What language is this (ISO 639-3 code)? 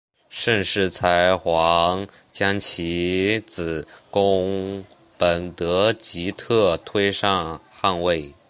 zho